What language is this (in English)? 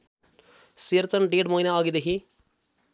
Nepali